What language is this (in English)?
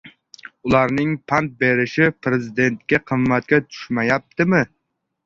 Uzbek